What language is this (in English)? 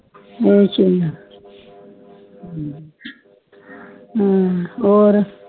Punjabi